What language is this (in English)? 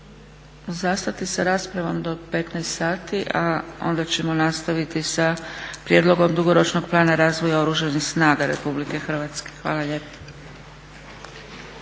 Croatian